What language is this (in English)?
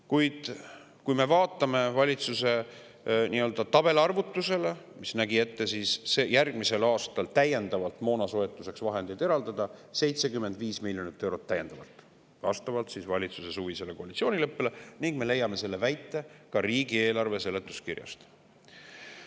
Estonian